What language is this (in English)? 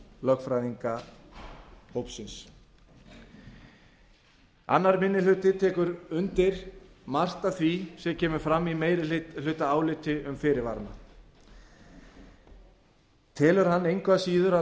Icelandic